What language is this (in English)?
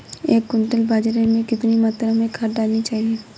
Hindi